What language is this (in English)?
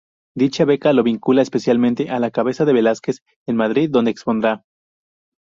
Spanish